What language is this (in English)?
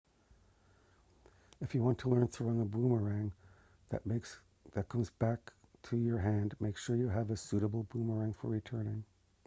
English